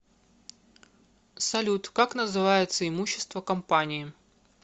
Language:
Russian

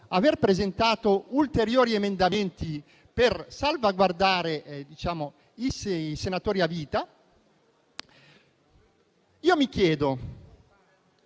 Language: Italian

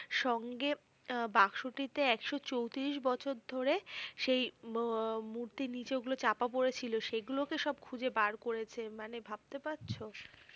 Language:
Bangla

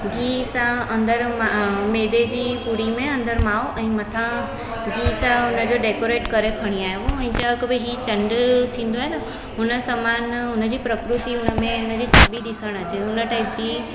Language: Sindhi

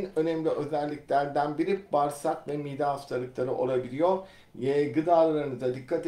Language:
Turkish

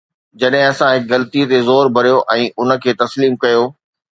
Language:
Sindhi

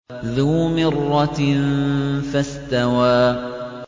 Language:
Arabic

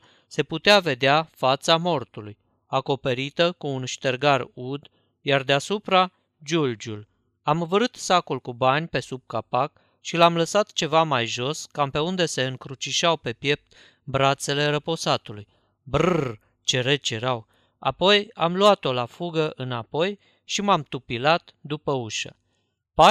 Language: Romanian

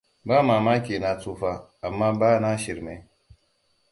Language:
Hausa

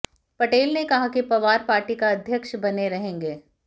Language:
Hindi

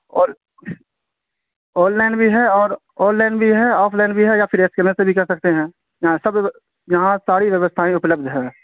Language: Urdu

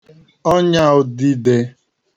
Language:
Igbo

